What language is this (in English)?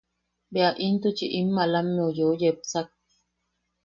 Yaqui